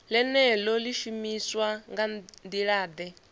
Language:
Venda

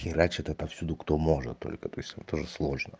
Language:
Russian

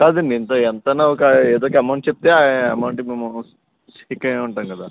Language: Telugu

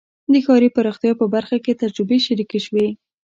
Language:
Pashto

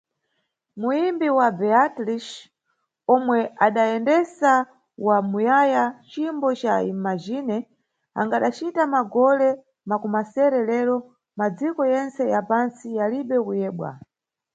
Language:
Nyungwe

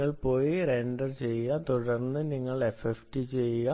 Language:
Malayalam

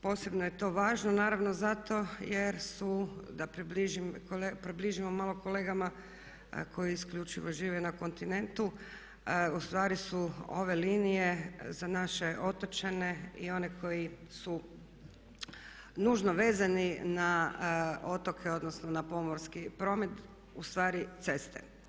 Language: Croatian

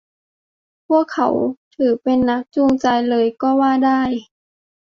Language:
Thai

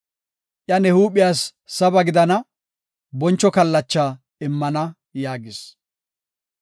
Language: Gofa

